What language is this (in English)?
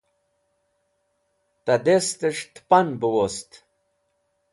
Wakhi